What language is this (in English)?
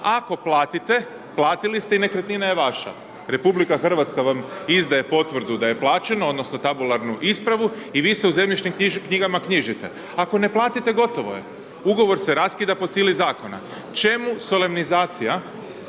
Croatian